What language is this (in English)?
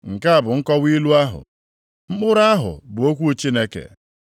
Igbo